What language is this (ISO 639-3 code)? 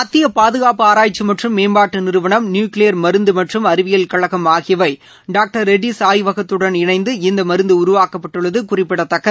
tam